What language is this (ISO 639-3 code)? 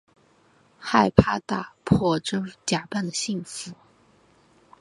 zho